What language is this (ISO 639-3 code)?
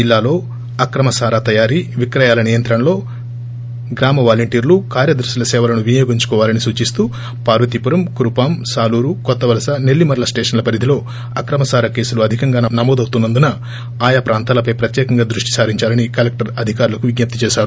tel